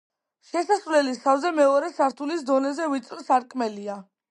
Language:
Georgian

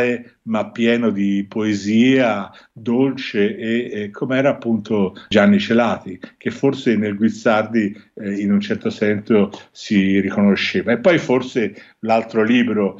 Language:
Italian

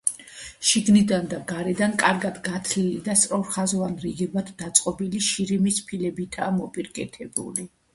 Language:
Georgian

